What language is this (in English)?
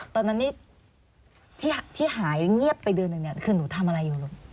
Thai